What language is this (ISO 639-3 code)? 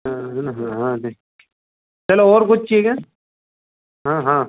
hin